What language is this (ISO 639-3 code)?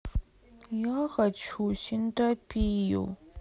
rus